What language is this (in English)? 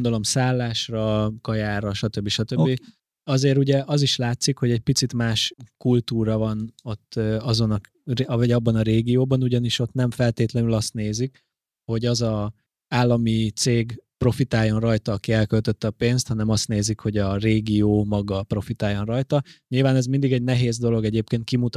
Hungarian